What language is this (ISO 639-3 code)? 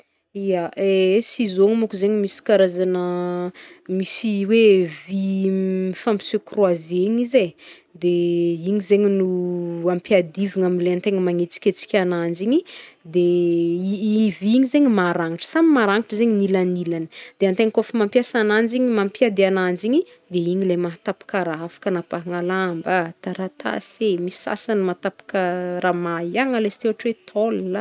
bmm